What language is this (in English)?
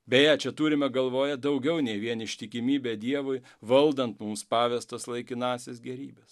Lithuanian